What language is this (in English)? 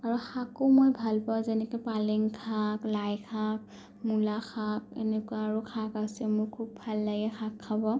Assamese